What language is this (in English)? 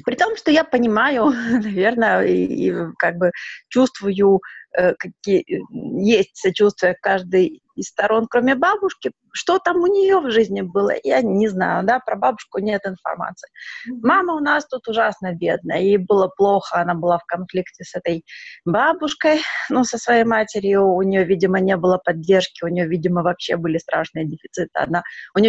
Russian